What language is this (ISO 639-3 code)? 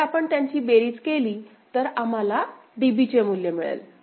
mar